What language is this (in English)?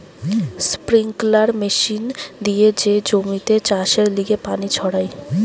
Bangla